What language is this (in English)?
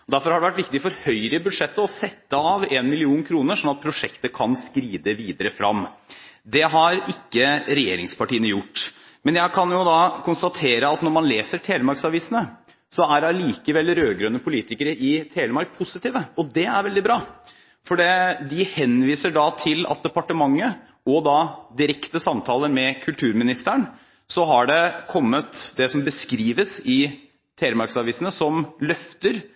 Norwegian Bokmål